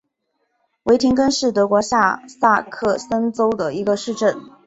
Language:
Chinese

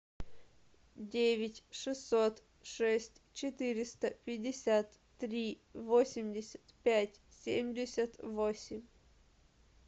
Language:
Russian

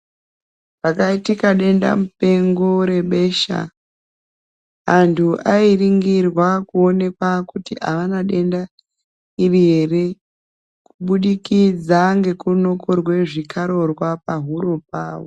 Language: Ndau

